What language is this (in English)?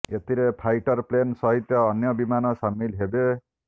Odia